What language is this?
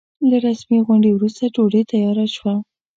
Pashto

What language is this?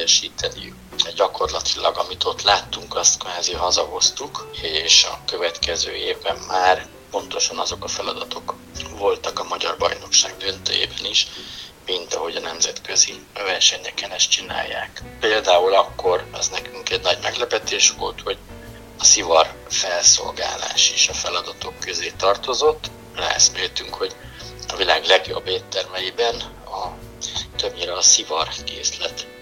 Hungarian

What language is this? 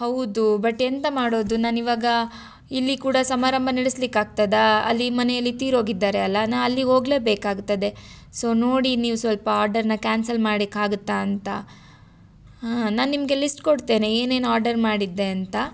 Kannada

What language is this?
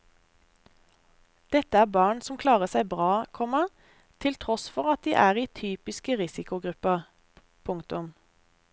Norwegian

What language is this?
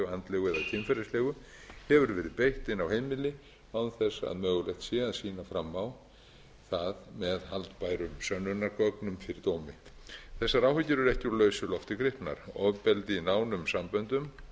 Icelandic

